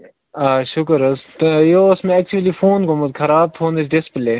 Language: Kashmiri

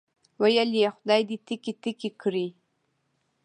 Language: Pashto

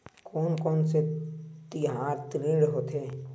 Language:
Chhattisgarhi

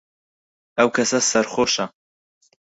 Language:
Central Kurdish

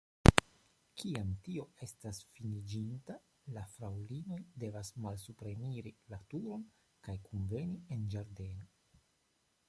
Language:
Esperanto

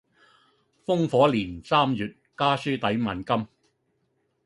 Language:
Cantonese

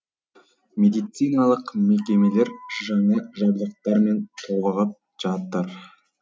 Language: Kazakh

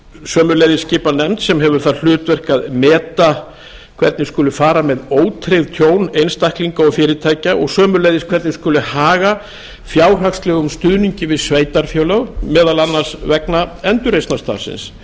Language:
Icelandic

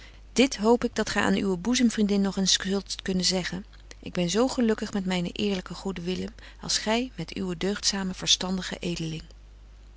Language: Dutch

